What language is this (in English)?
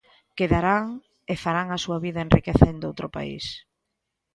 Galician